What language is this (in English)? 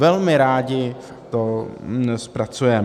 Czech